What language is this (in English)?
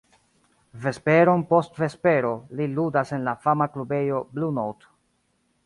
Esperanto